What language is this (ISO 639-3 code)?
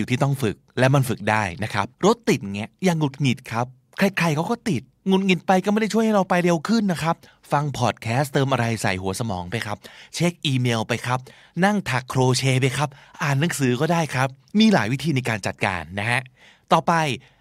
tha